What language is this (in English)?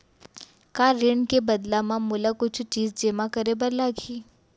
Chhattisgarhi